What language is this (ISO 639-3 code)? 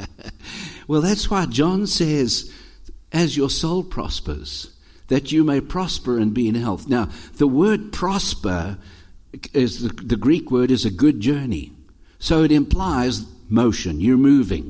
eng